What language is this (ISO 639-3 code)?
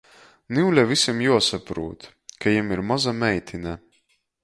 ltg